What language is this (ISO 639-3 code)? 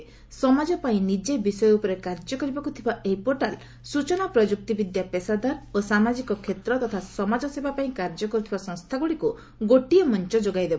ori